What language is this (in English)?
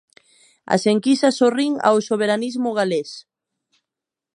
Galician